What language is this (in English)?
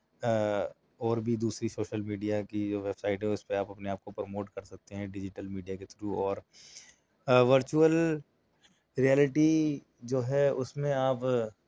Urdu